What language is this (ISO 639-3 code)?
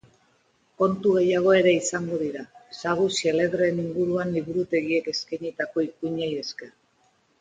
eus